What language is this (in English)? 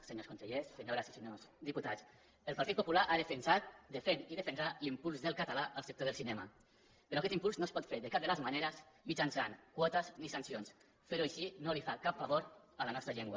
Catalan